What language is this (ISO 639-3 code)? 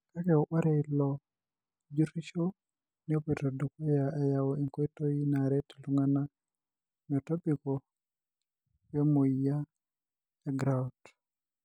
mas